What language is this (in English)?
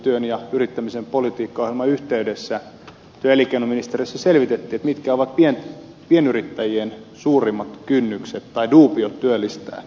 Finnish